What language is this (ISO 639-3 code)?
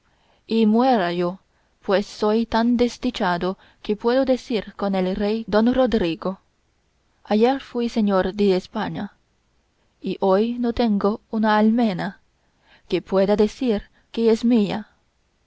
spa